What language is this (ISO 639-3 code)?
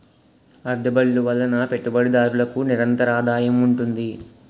tel